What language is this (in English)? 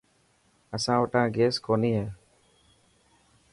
Dhatki